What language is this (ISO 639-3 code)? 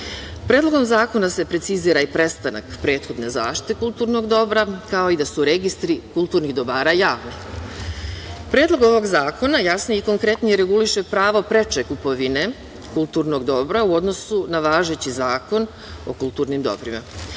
srp